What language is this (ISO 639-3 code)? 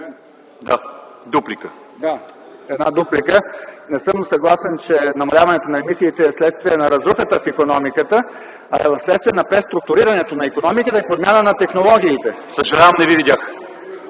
bul